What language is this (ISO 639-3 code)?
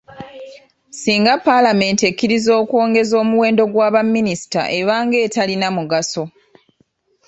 lug